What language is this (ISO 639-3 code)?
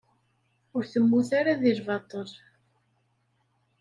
kab